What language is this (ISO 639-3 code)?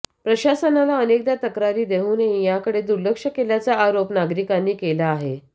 mar